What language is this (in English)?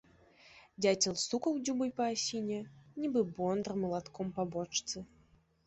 Belarusian